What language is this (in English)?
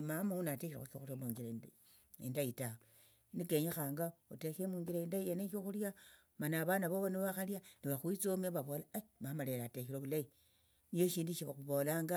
Tsotso